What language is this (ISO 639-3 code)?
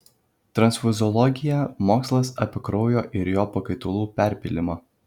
lit